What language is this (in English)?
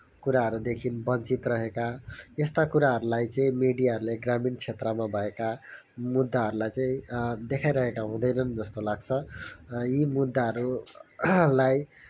Nepali